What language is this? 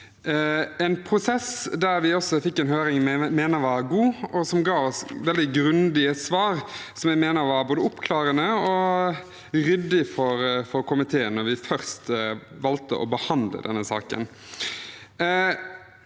Norwegian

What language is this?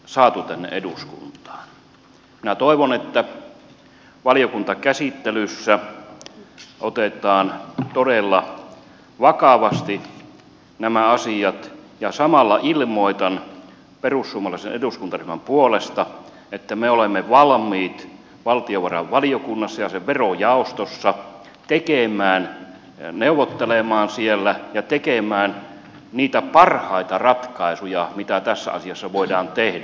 Finnish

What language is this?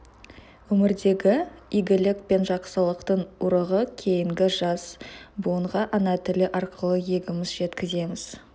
Kazakh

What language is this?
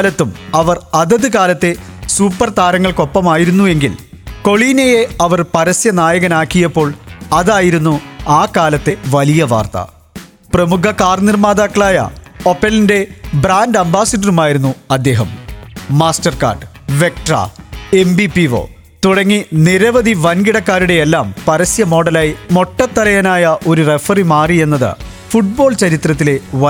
Malayalam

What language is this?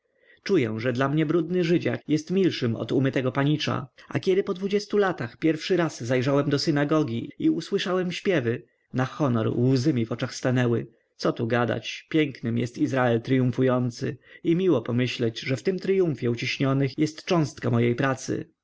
Polish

